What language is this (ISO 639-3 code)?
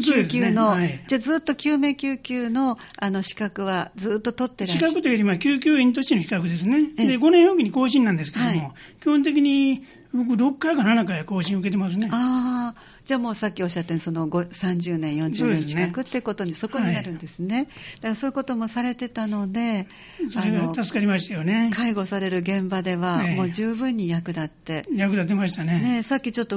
jpn